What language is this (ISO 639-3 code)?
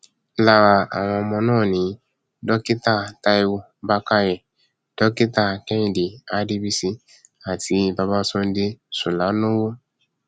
yor